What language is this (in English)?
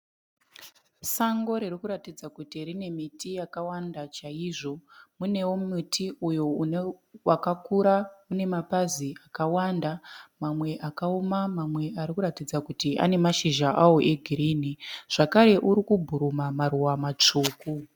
Shona